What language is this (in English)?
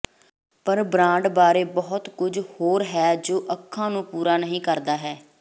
Punjabi